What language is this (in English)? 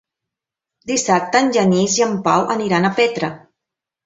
Catalan